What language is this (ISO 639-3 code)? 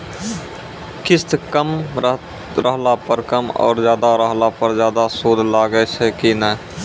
mai